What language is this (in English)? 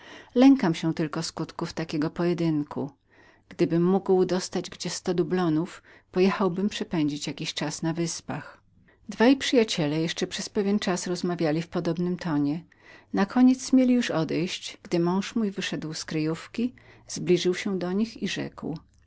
Polish